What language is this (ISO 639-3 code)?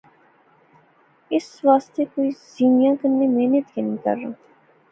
phr